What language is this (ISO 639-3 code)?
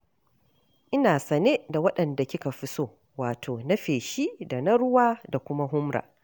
hau